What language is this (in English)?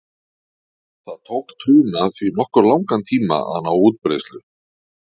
Icelandic